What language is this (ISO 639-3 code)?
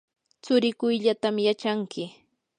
qur